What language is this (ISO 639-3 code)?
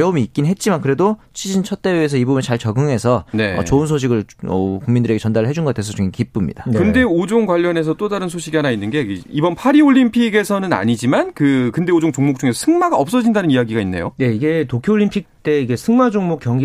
kor